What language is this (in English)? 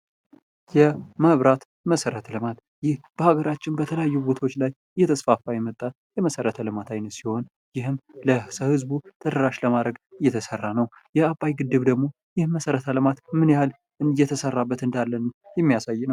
Amharic